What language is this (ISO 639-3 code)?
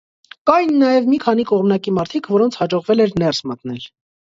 hye